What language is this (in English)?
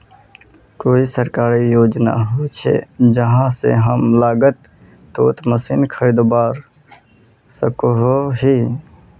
Magahi